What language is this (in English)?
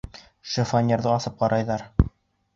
Bashkir